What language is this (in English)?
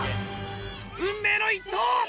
Japanese